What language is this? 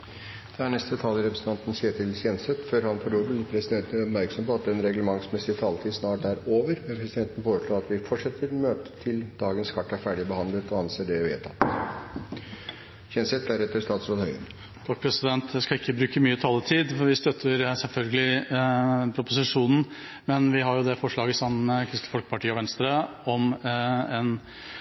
Norwegian Bokmål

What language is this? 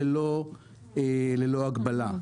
Hebrew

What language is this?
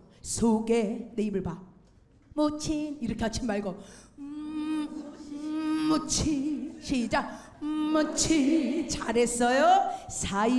Korean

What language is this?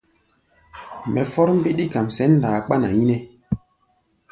Gbaya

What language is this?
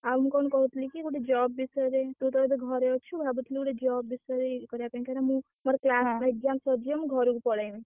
Odia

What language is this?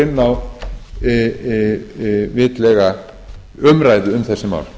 Icelandic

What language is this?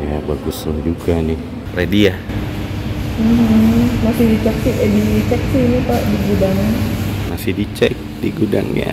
Indonesian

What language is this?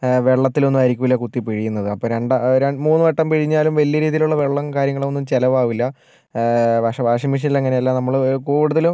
Malayalam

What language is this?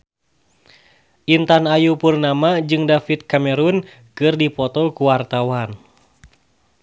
Sundanese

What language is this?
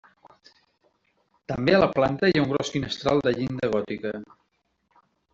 Catalan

